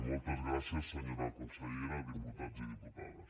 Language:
Catalan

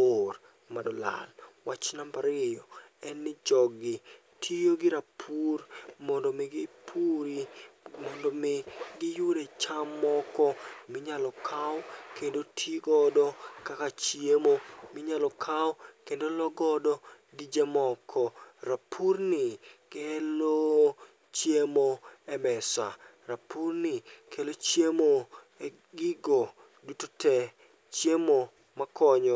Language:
Luo (Kenya and Tanzania)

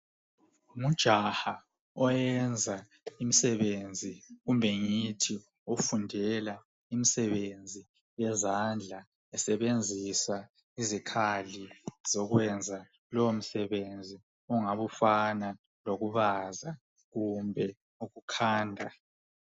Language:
North Ndebele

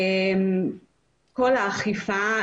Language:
Hebrew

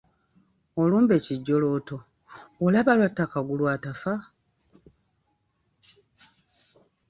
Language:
Ganda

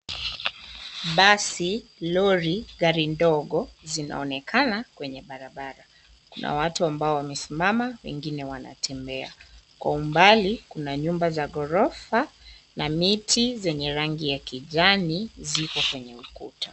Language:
Swahili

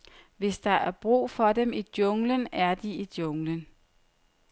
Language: Danish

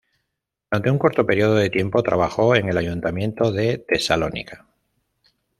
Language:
Spanish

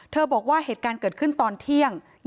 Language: Thai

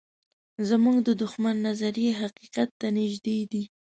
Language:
Pashto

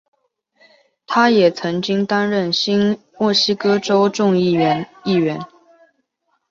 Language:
Chinese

